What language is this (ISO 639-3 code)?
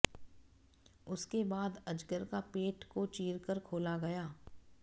hin